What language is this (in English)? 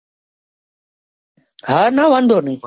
Gujarati